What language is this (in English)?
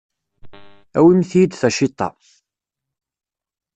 Kabyle